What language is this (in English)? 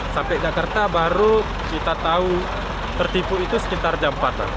Indonesian